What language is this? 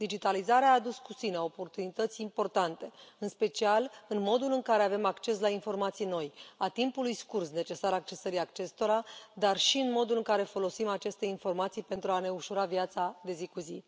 Romanian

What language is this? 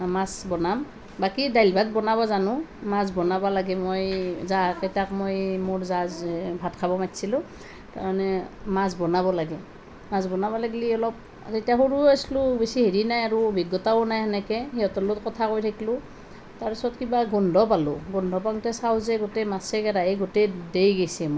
Assamese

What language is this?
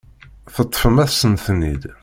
Kabyle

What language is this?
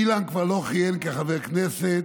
Hebrew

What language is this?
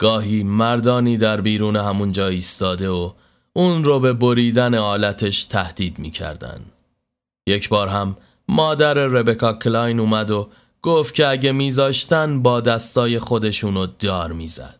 Persian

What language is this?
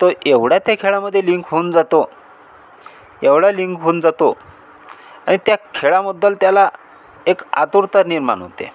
Marathi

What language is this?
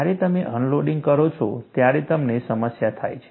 Gujarati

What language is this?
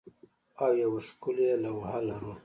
Pashto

